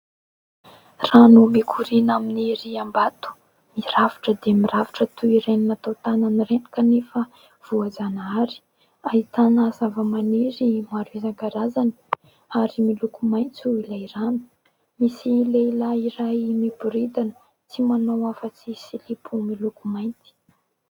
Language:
Malagasy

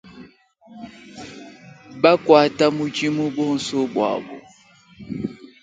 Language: Luba-Lulua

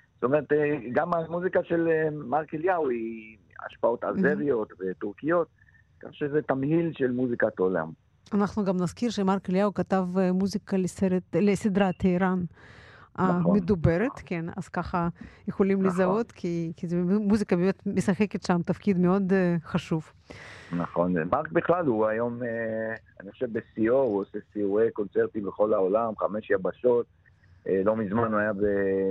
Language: Hebrew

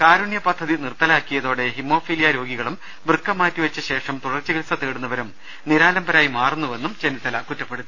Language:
Malayalam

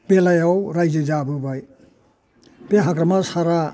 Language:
Bodo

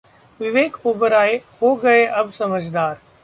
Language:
Hindi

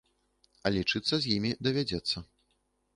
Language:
Belarusian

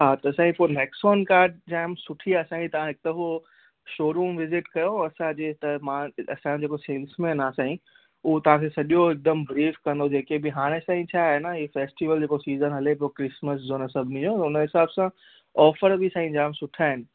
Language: Sindhi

